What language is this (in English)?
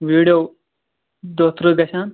Kashmiri